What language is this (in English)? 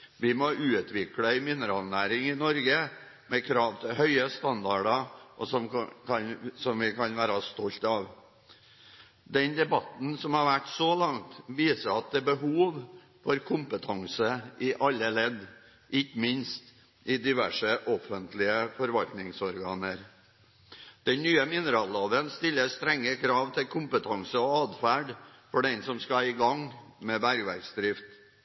Norwegian Bokmål